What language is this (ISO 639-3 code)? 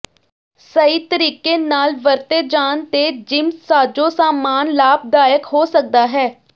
pan